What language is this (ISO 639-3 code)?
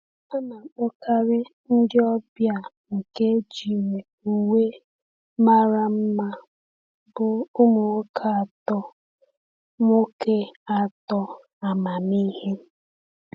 ibo